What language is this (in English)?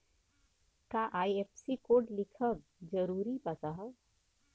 Bhojpuri